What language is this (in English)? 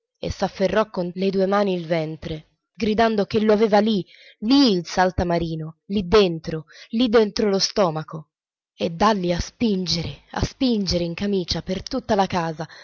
Italian